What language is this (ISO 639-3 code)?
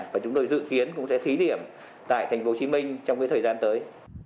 vie